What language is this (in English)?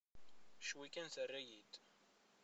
Kabyle